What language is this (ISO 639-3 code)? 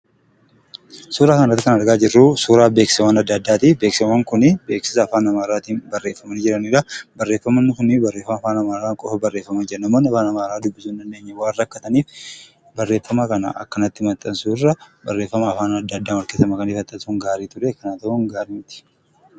orm